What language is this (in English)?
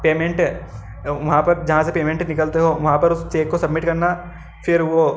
Hindi